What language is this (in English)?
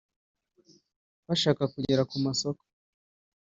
Kinyarwanda